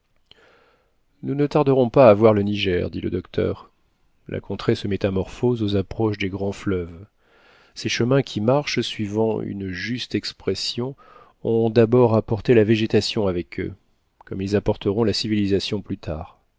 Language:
French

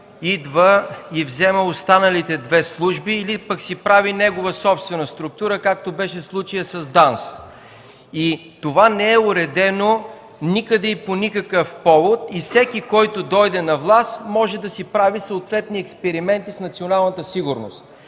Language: Bulgarian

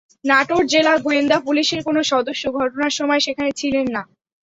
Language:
Bangla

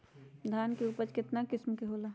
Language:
Magahi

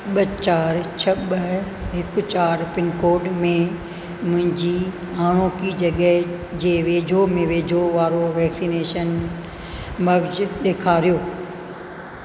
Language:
Sindhi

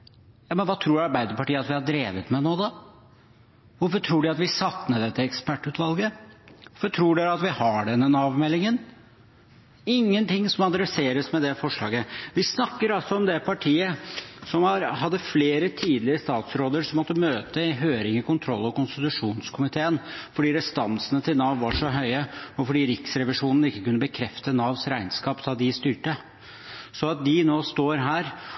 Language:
Norwegian Bokmål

